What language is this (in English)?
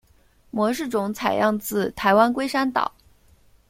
Chinese